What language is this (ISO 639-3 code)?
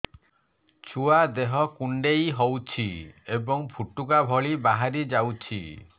ori